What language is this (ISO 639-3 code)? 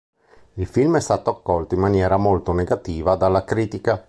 ita